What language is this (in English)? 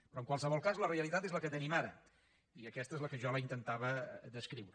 Catalan